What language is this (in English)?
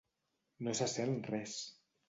Catalan